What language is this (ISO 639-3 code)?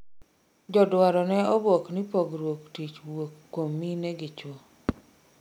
luo